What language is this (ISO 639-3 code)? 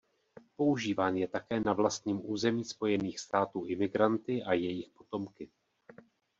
ces